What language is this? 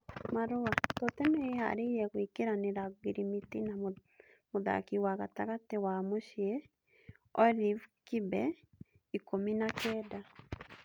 Kikuyu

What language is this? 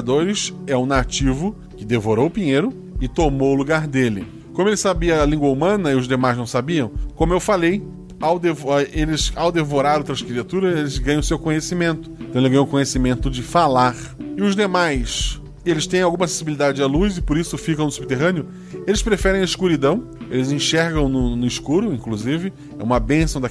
Portuguese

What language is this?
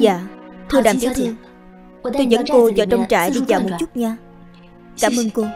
Vietnamese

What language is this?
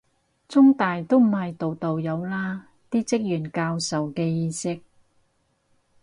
Cantonese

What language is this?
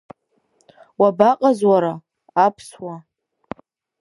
Abkhazian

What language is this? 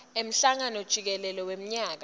Swati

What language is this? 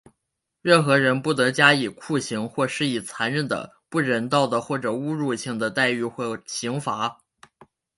Chinese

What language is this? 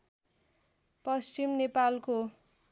Nepali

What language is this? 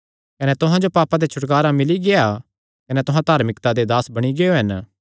Kangri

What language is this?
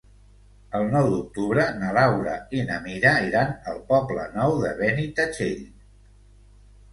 Catalan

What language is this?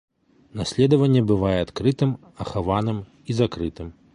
Belarusian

